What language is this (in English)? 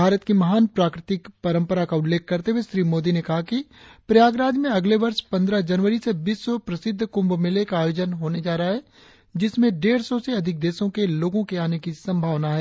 Hindi